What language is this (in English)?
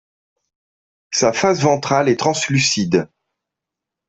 French